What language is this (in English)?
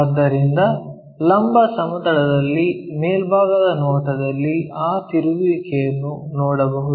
Kannada